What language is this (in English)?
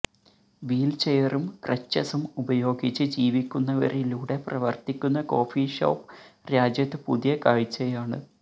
Malayalam